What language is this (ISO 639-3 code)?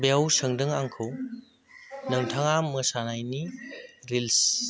brx